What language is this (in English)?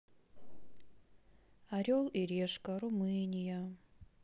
Russian